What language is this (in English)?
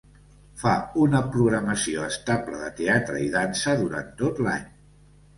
Catalan